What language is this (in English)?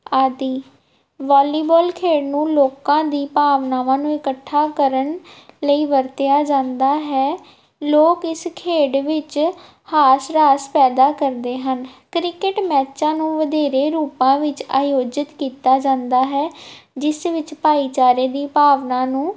Punjabi